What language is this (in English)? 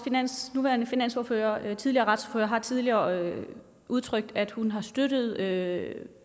Danish